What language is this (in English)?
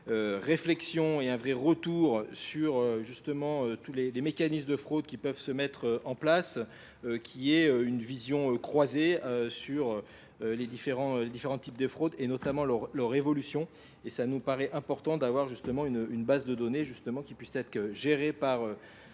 French